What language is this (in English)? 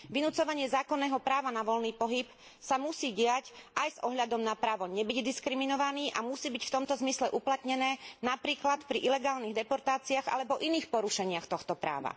Slovak